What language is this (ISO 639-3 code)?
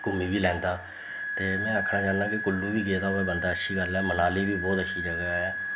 doi